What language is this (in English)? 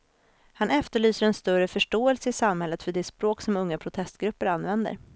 Swedish